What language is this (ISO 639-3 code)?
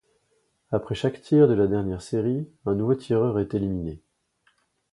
fra